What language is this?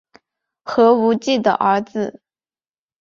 Chinese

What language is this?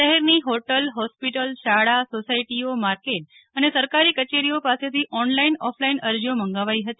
Gujarati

